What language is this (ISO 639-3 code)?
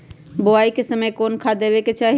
mag